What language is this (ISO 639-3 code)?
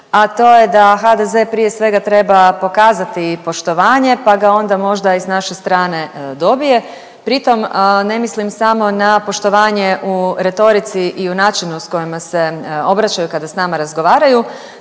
hrv